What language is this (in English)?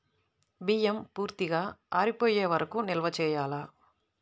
Telugu